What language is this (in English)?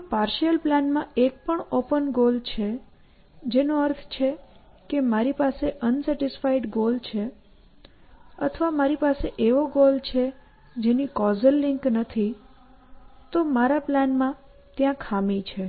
Gujarati